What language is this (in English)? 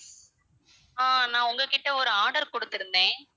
Tamil